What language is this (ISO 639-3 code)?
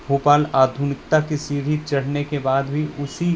hin